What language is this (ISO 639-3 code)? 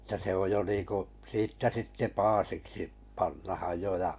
fin